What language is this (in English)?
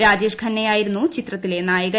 Malayalam